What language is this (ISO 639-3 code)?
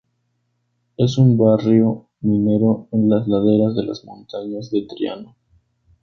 spa